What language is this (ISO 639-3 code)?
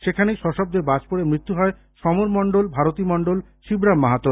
ben